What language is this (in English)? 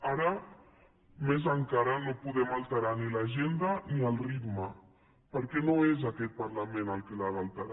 Catalan